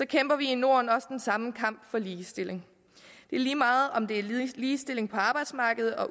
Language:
Danish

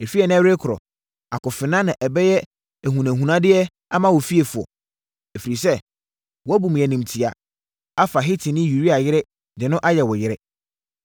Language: Akan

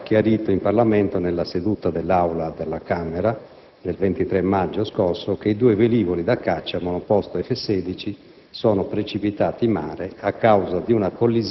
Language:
Italian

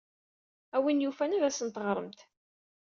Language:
Kabyle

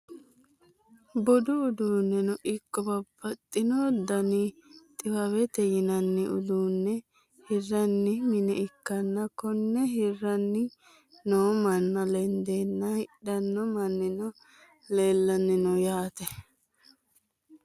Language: Sidamo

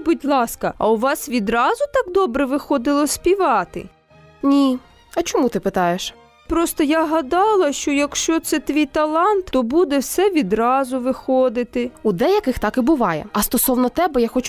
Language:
Ukrainian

